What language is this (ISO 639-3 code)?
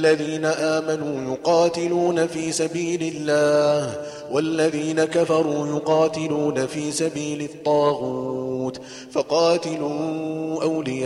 ara